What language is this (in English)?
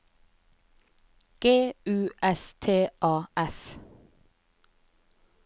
Norwegian